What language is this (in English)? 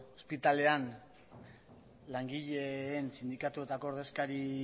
Basque